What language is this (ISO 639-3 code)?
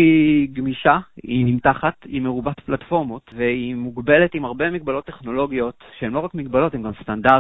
heb